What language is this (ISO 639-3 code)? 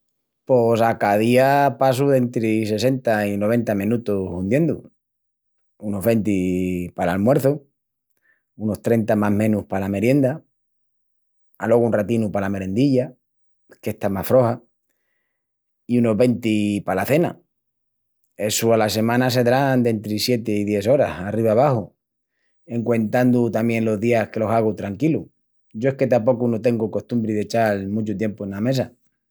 ext